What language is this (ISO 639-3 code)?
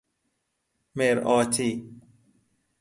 fas